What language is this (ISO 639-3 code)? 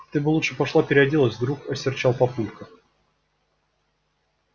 rus